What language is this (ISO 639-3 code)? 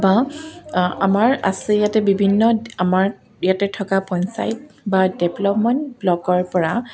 asm